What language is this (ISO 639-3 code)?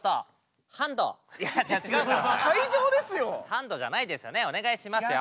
jpn